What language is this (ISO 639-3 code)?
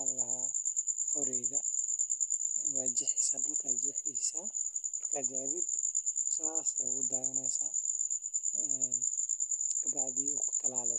som